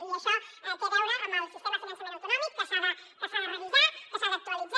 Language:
Catalan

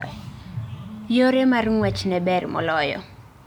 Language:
Luo (Kenya and Tanzania)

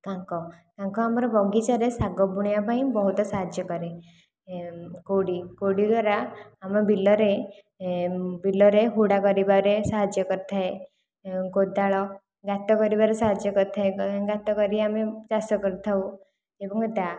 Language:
Odia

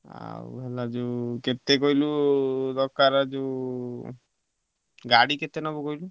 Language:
Odia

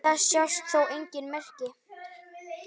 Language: Icelandic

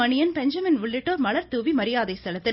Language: Tamil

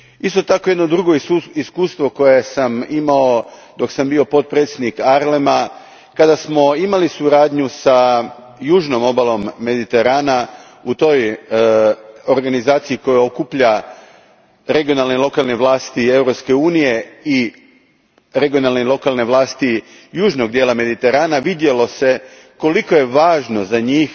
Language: Croatian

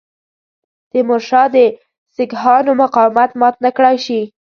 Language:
Pashto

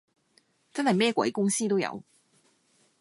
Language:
Cantonese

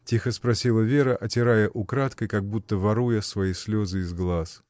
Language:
Russian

